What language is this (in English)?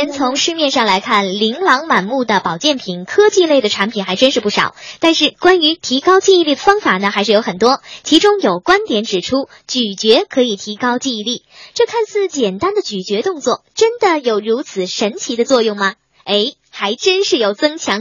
Chinese